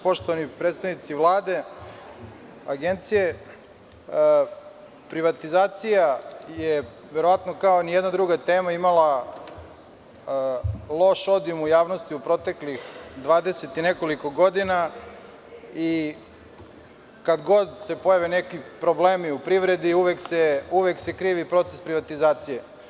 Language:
Serbian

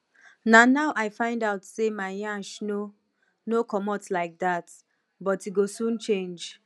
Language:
Nigerian Pidgin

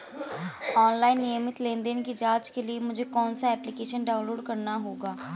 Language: Hindi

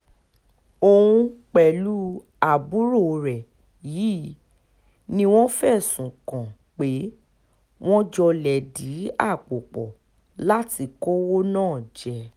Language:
Yoruba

